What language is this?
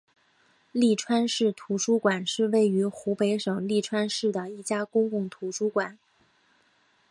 Chinese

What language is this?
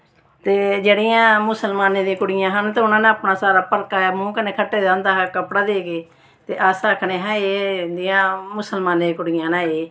Dogri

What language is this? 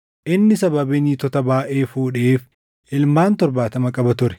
Oromo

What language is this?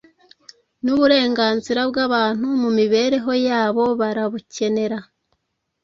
Kinyarwanda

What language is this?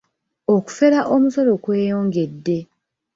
Ganda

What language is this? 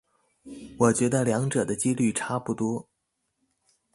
Chinese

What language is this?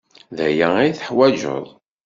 Kabyle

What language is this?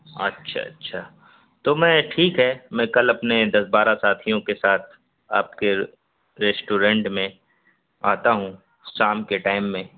Urdu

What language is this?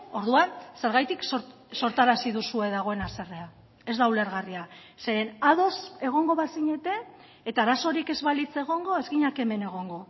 Basque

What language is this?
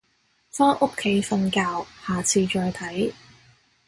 Cantonese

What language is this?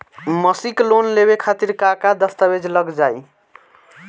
Bhojpuri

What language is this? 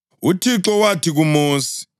North Ndebele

